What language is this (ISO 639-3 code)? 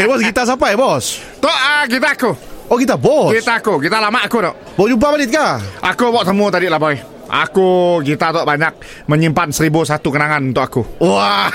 msa